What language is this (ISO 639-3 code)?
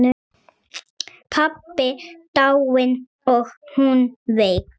isl